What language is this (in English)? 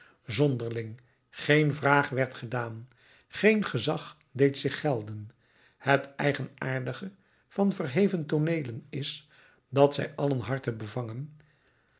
Dutch